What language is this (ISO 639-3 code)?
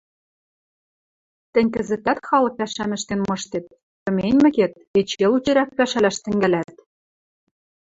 mrj